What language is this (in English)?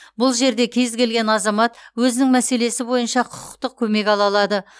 Kazakh